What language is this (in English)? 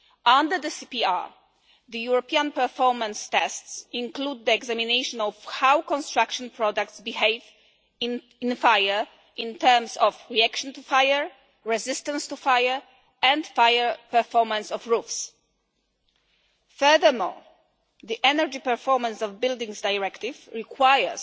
English